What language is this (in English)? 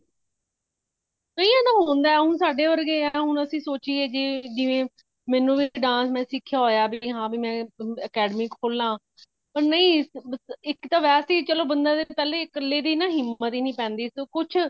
Punjabi